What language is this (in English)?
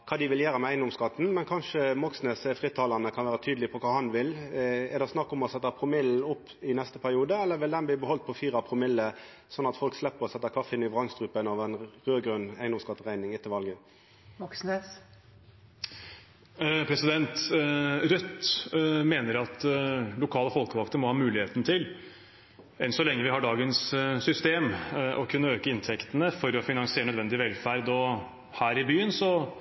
Norwegian